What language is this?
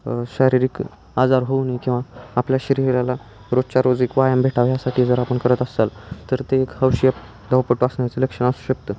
Marathi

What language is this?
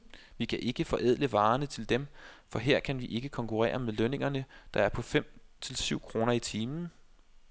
Danish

